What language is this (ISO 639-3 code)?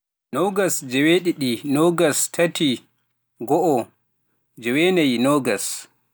fuf